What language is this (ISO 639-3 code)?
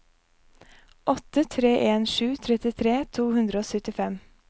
nor